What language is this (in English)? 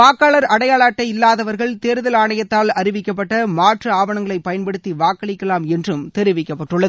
Tamil